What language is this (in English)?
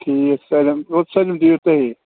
Kashmiri